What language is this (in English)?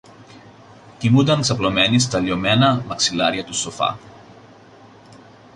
Greek